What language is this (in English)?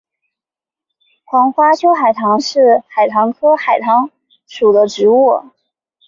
Chinese